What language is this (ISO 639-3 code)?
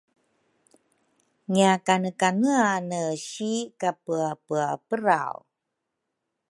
dru